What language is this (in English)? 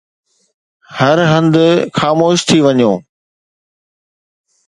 Sindhi